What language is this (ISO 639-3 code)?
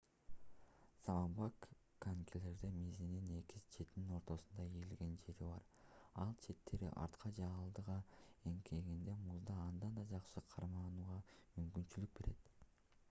kir